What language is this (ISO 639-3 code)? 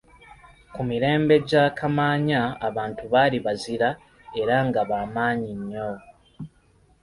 lug